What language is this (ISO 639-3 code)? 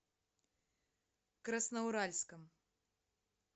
rus